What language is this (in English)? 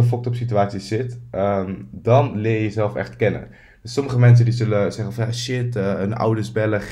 Dutch